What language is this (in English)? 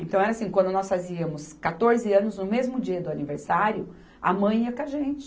Portuguese